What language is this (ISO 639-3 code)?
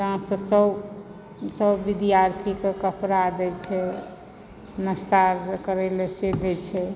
mai